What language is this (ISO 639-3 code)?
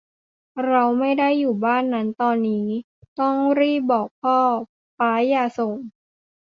tha